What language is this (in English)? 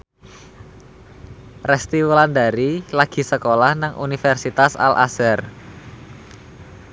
Javanese